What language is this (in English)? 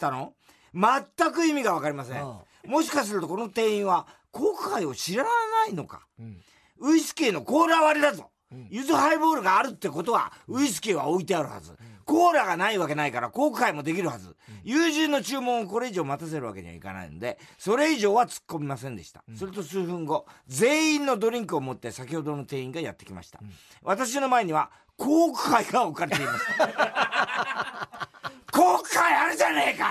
Japanese